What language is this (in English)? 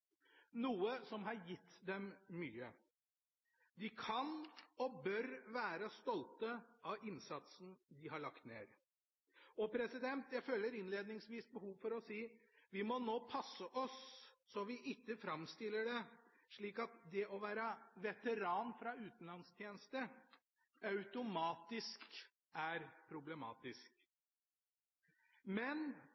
Norwegian Bokmål